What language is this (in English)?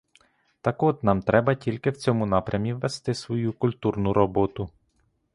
Ukrainian